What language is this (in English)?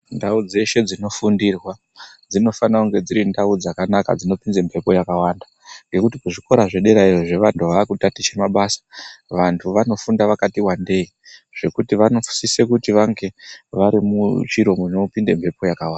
Ndau